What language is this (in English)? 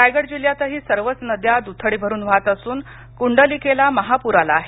Marathi